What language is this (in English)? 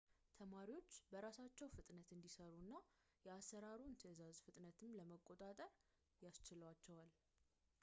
Amharic